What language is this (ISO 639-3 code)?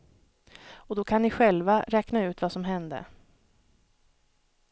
swe